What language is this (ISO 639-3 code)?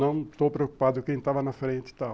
por